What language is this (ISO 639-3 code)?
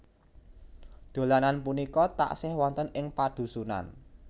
jav